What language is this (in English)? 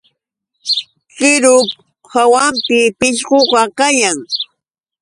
Yauyos Quechua